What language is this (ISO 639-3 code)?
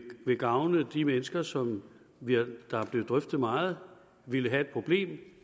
dan